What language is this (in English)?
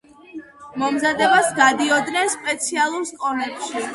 Georgian